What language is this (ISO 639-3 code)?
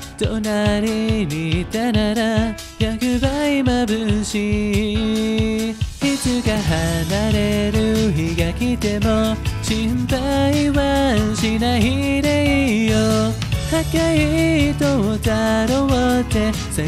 kor